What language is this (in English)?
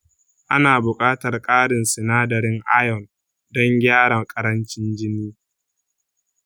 Hausa